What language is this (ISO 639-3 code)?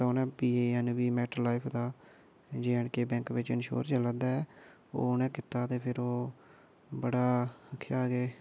doi